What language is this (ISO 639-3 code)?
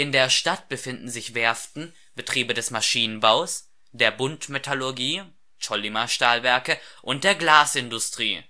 deu